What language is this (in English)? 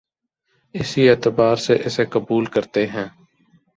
Urdu